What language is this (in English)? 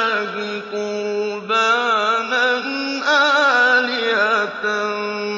Arabic